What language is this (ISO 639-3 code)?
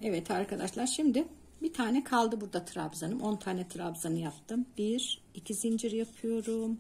tur